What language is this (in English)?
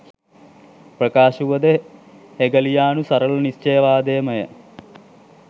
Sinhala